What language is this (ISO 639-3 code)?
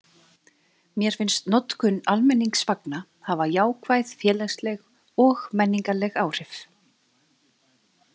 isl